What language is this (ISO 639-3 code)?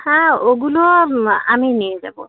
ben